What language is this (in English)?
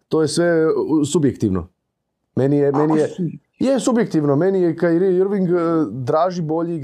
Croatian